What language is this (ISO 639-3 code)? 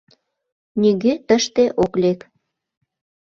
chm